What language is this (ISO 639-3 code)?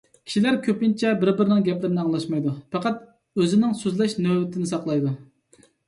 uig